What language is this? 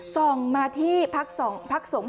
Thai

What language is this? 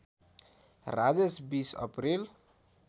Nepali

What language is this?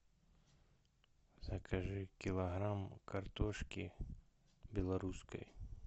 Russian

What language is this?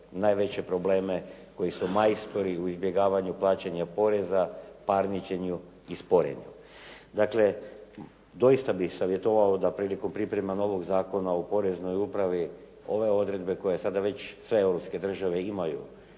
Croatian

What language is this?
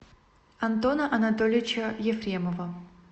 Russian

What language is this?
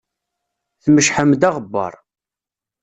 Kabyle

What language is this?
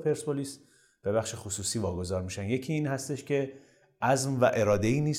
Persian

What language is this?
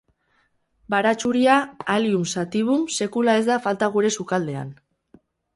Basque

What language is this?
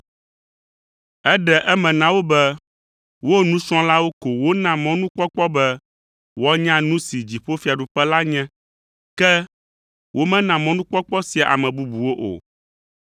Ewe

